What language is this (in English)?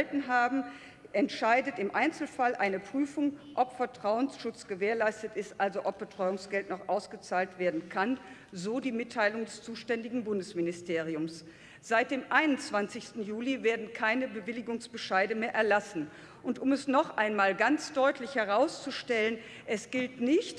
German